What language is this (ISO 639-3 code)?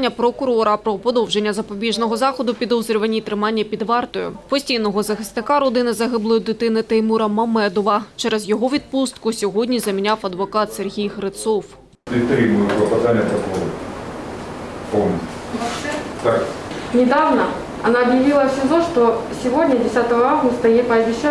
ukr